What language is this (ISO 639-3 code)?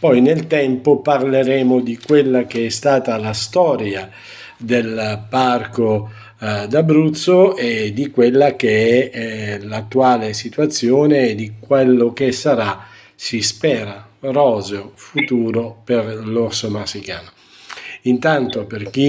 ita